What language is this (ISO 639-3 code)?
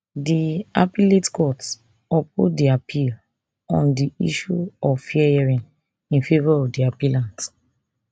pcm